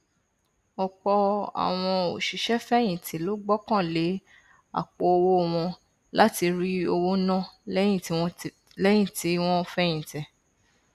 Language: Yoruba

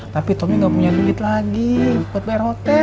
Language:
Indonesian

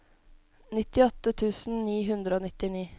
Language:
Norwegian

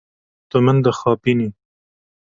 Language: Kurdish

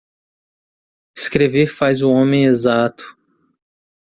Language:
Portuguese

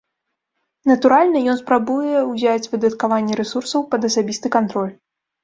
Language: Belarusian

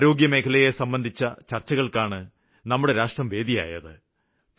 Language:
Malayalam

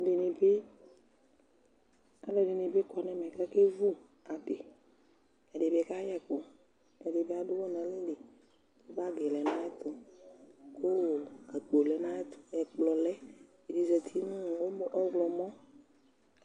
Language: Ikposo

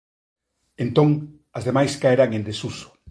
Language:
Galician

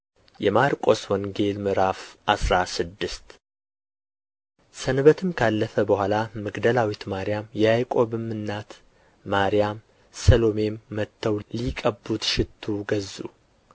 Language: Amharic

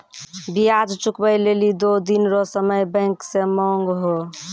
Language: Maithili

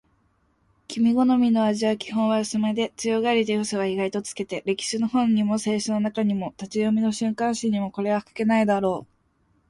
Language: Japanese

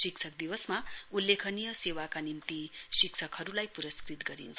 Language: Nepali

